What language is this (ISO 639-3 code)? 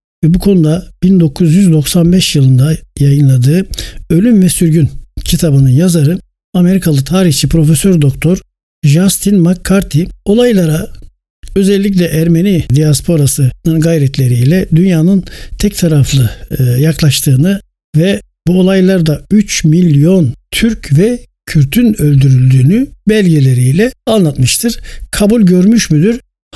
tur